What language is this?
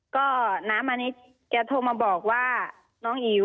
Thai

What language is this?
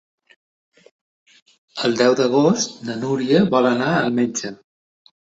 Catalan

